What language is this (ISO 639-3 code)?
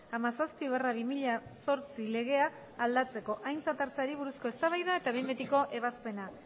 eus